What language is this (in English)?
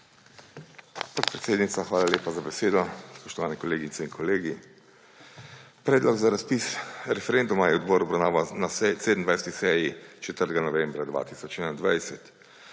Slovenian